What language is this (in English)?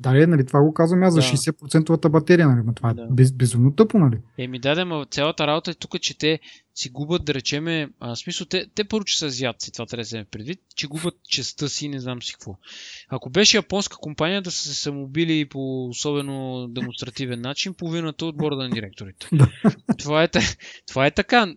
Bulgarian